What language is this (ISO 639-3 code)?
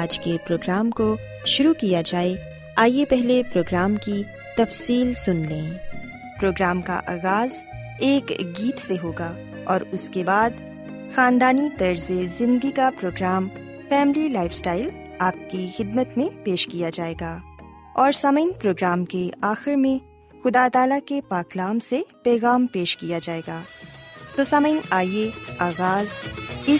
urd